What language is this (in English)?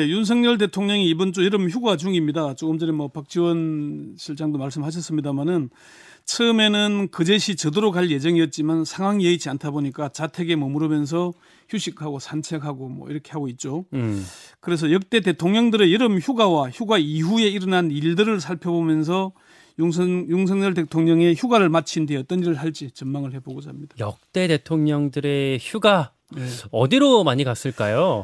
Korean